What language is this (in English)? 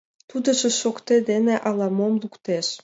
Mari